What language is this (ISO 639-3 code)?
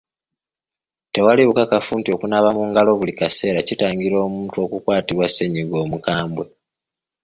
lug